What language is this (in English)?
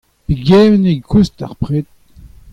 Breton